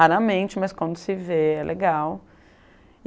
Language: Portuguese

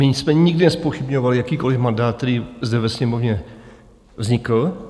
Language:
Czech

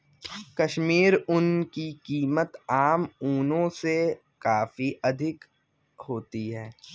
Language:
Hindi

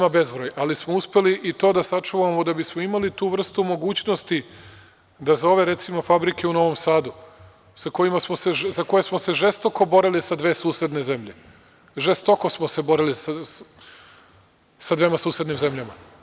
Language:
Serbian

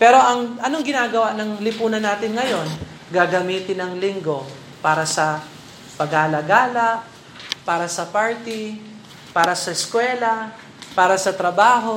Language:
Filipino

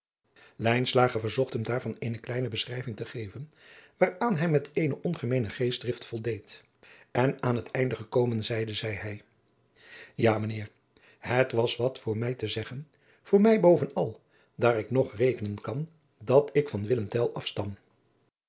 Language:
Dutch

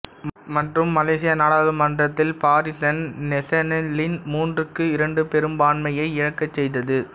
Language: Tamil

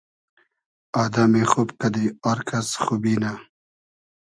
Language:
Hazaragi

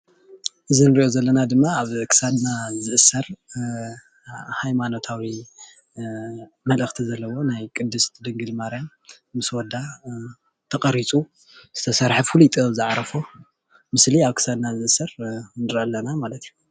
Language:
Tigrinya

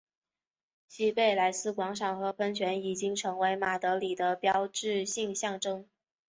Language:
Chinese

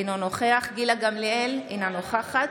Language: Hebrew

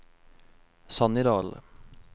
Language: Norwegian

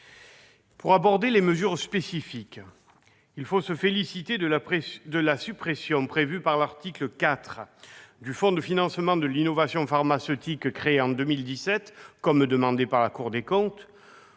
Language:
French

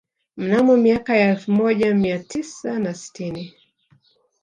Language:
Swahili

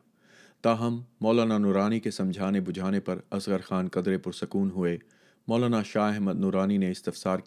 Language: Urdu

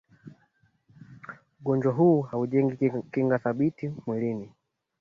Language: Swahili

